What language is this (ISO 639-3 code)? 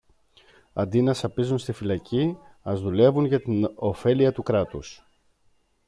ell